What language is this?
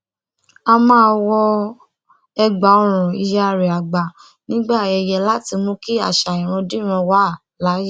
Yoruba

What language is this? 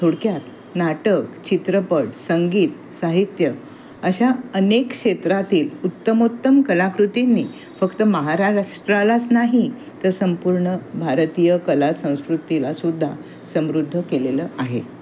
Marathi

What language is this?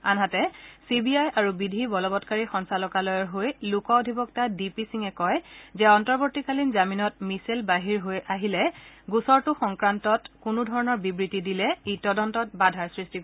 Assamese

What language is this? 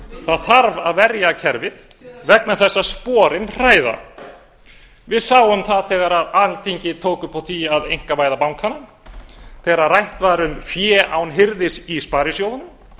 Icelandic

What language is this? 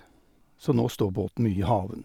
Norwegian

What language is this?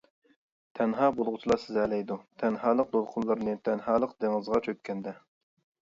Uyghur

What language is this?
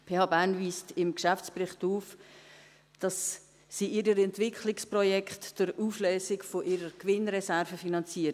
Swiss German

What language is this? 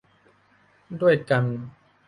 Thai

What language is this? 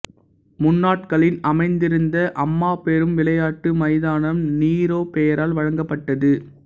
Tamil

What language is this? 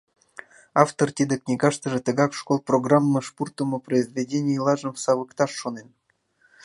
Mari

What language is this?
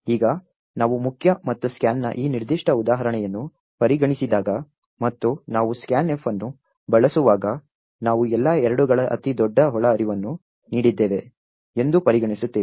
Kannada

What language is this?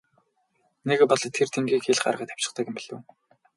Mongolian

